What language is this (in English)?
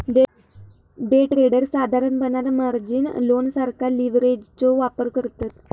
Marathi